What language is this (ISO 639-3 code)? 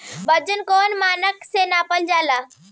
bho